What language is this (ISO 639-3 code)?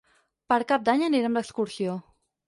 cat